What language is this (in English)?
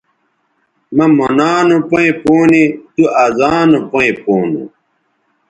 Bateri